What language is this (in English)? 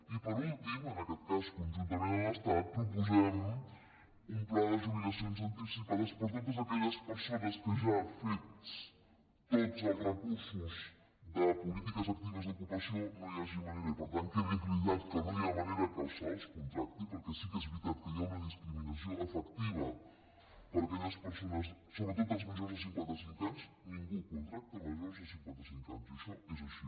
Catalan